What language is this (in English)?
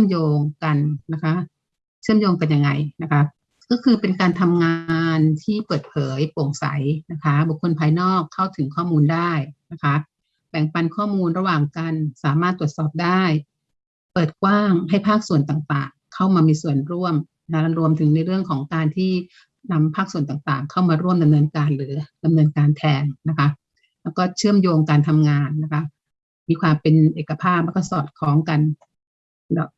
Thai